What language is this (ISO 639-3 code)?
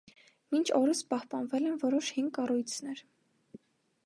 hye